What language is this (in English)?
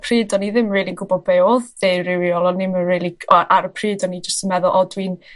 Welsh